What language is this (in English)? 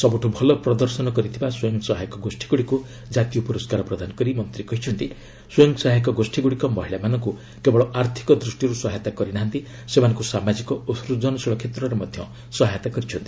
Odia